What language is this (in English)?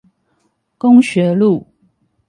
Chinese